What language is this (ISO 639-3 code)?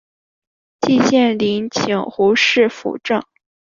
zho